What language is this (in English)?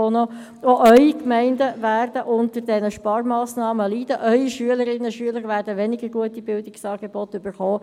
Swiss German